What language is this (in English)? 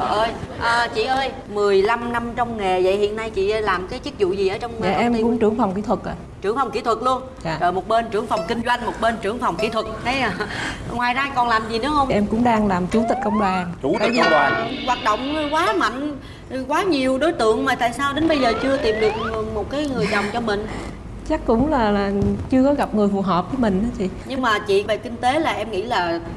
Vietnamese